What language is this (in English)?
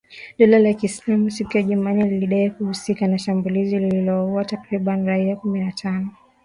Swahili